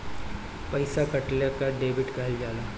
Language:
Bhojpuri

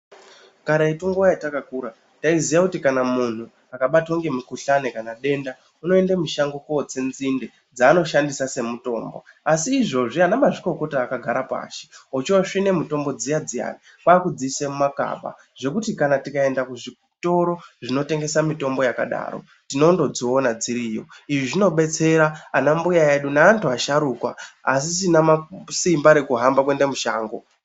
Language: Ndau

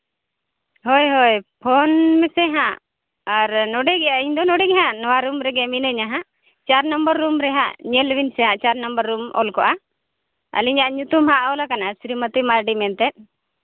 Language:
Santali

